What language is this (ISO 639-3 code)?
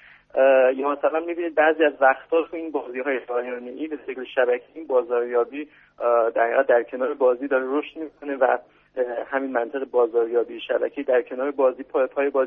fas